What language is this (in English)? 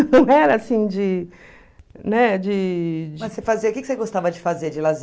Portuguese